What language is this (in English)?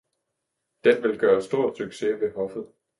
Danish